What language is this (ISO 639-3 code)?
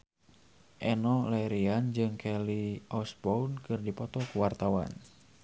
sun